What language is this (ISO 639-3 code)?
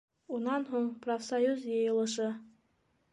bak